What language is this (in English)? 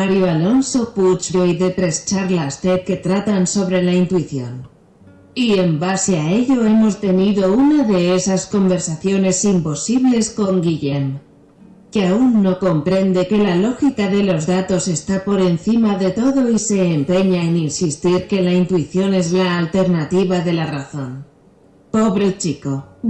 Spanish